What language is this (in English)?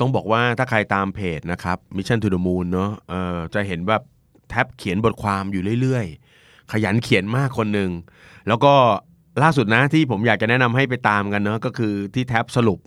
Thai